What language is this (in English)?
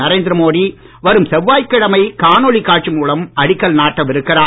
Tamil